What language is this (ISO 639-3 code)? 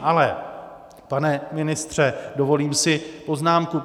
ces